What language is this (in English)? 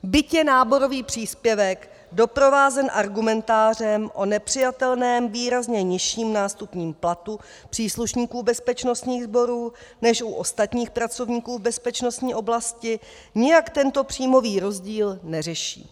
Czech